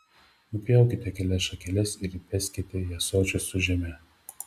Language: Lithuanian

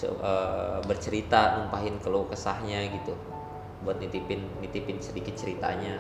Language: Indonesian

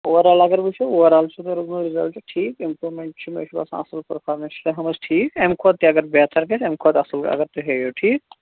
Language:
Kashmiri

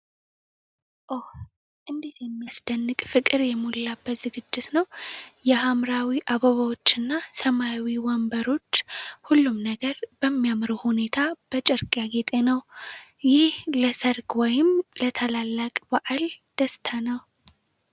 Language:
Amharic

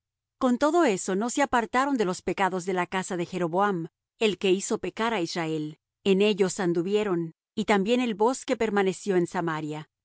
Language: Spanish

